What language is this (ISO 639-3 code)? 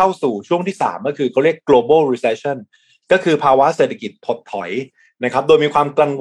tha